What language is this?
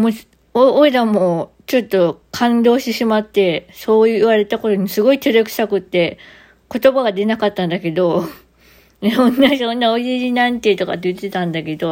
Japanese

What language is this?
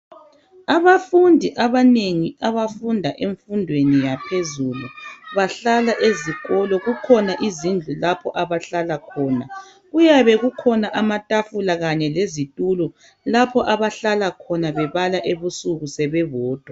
North Ndebele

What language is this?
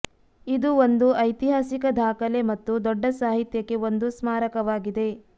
Kannada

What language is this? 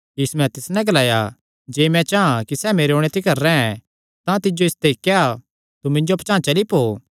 Kangri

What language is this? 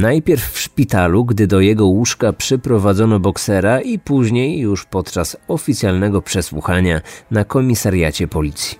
Polish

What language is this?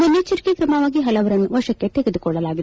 Kannada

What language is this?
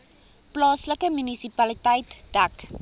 Afrikaans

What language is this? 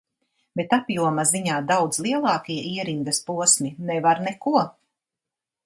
Latvian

